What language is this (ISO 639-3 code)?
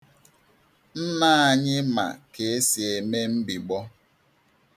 ibo